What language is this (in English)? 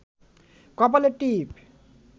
Bangla